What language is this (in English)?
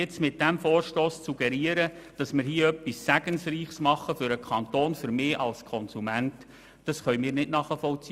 Swiss German